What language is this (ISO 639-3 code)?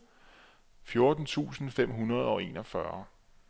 dan